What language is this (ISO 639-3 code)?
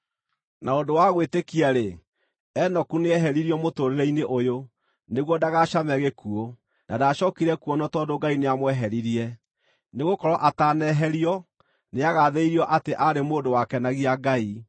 kik